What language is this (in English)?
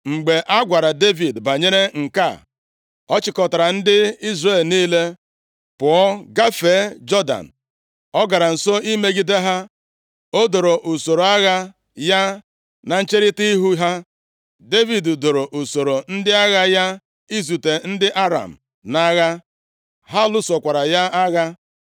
Igbo